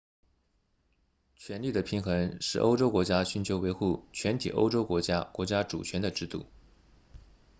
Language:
Chinese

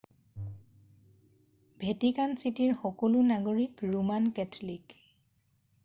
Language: Assamese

